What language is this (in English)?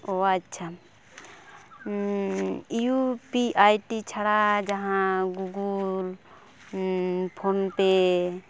Santali